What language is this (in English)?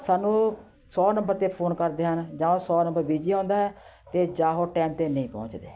Punjabi